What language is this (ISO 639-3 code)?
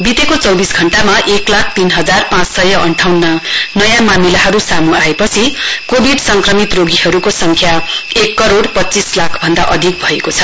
nep